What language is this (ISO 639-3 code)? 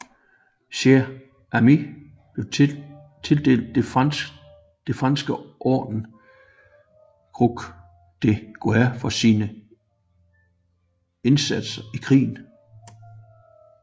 dan